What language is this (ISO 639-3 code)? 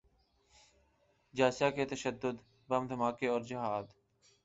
urd